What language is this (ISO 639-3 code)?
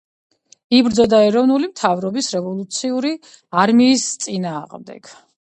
kat